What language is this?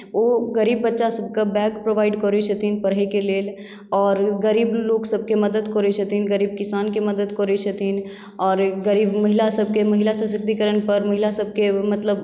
Maithili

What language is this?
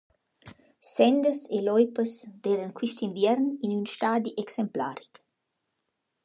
Romansh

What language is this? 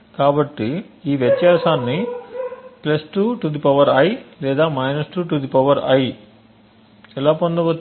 Telugu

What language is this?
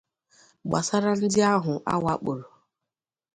Igbo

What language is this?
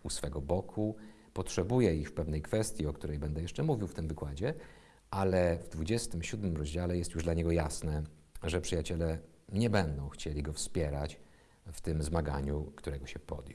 Polish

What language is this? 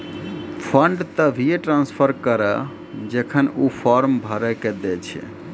Maithili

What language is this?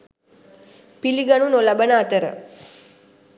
Sinhala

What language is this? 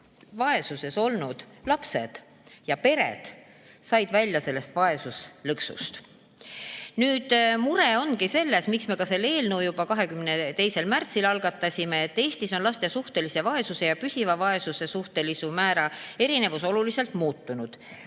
Estonian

